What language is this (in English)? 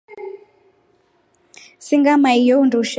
Rombo